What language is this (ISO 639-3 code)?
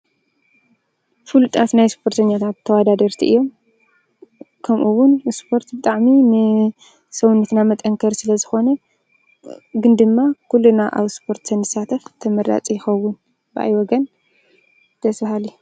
tir